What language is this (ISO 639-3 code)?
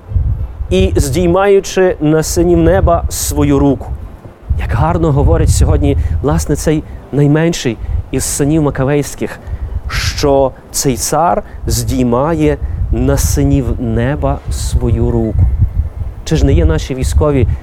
ukr